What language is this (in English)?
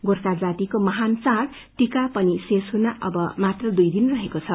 Nepali